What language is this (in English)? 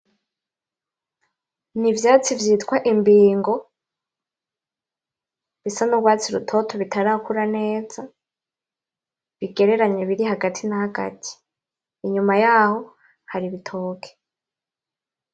Rundi